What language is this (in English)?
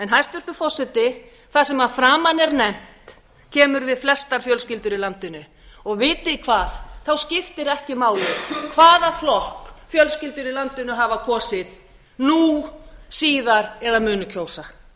Icelandic